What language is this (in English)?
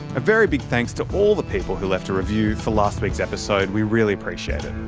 English